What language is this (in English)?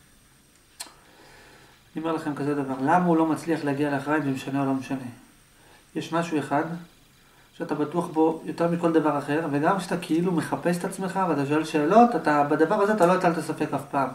Hebrew